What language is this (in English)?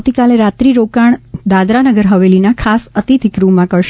Gujarati